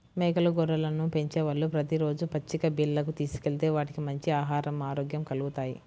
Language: Telugu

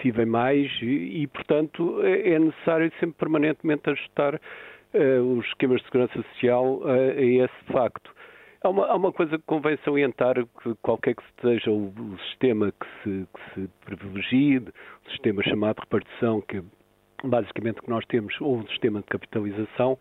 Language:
Portuguese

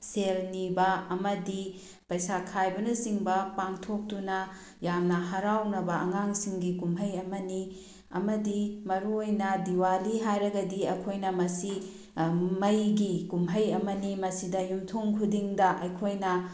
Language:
Manipuri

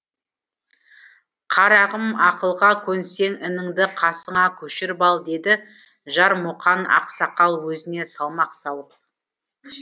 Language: Kazakh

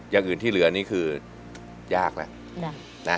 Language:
Thai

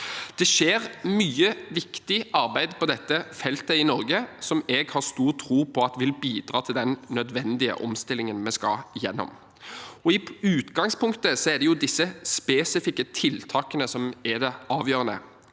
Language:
Norwegian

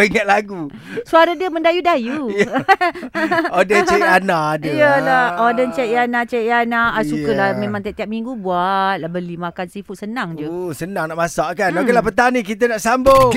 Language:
Malay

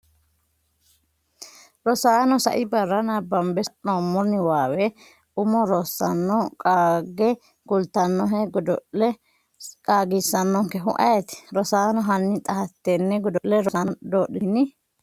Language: Sidamo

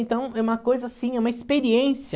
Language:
Portuguese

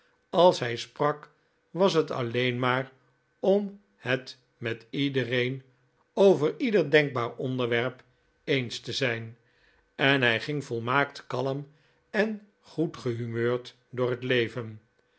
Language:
Dutch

